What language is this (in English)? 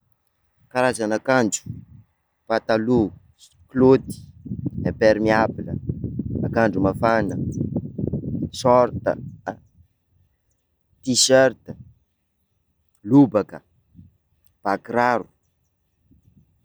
Sakalava Malagasy